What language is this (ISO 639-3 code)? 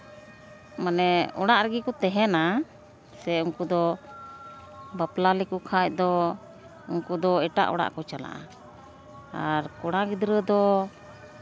sat